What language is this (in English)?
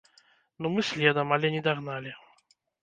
Belarusian